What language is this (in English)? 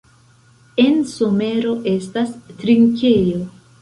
Esperanto